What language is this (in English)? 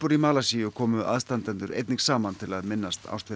Icelandic